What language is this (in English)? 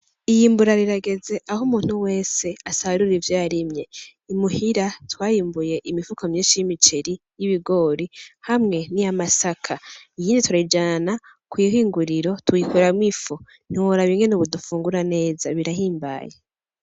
Rundi